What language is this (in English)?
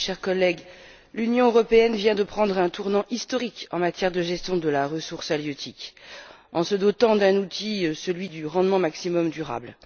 French